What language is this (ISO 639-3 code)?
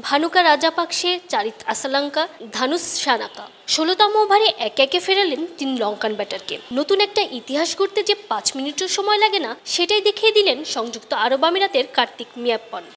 hin